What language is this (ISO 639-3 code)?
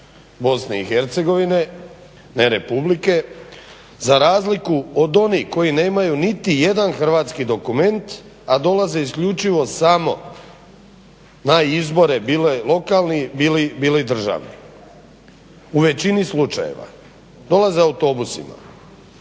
hrv